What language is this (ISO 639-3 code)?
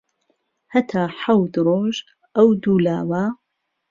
ckb